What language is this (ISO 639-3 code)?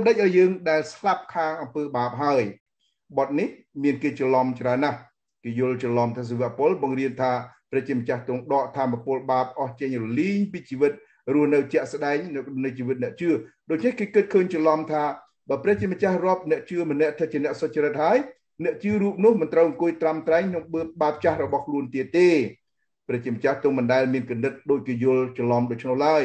tha